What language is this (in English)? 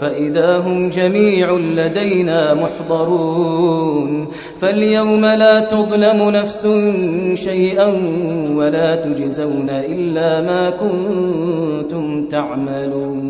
Arabic